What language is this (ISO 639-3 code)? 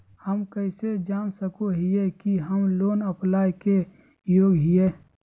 mag